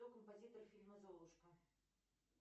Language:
Russian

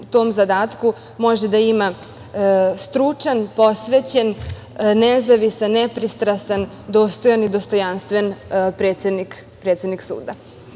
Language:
Serbian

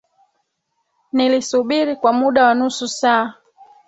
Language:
Swahili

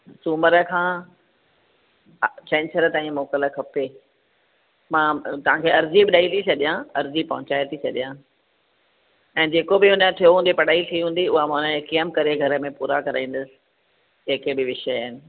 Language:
Sindhi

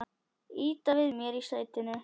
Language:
Icelandic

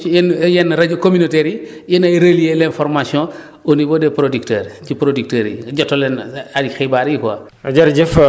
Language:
Wolof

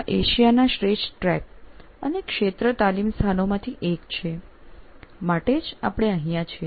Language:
Gujarati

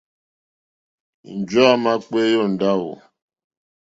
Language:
Mokpwe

